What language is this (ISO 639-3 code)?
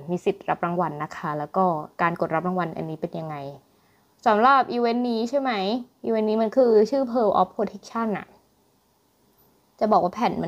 tha